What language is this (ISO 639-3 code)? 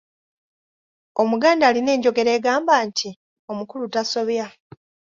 lug